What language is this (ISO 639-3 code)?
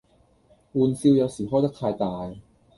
yue